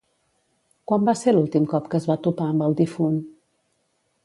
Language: Catalan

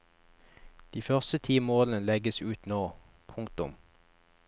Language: Norwegian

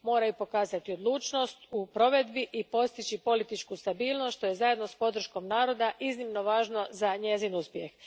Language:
Croatian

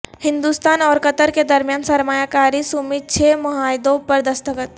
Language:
Urdu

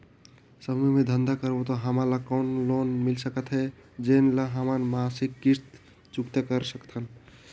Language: Chhattisgarhi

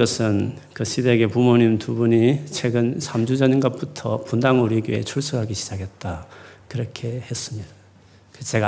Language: Korean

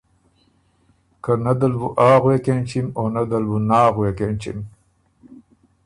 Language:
Ormuri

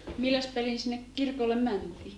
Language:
Finnish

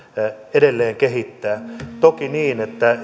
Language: Finnish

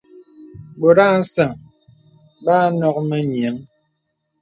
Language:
Bebele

